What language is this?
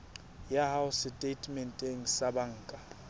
Southern Sotho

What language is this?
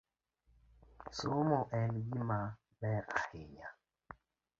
Luo (Kenya and Tanzania)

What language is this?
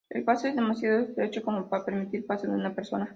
Spanish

